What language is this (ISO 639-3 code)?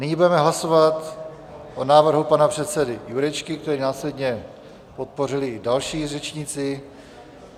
ces